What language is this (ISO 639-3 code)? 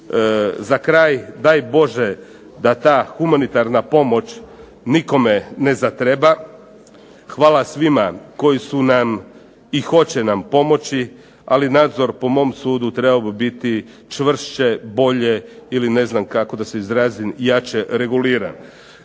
hrv